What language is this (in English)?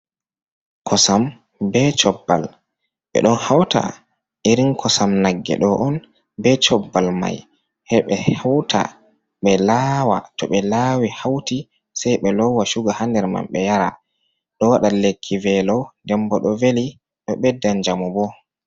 Fula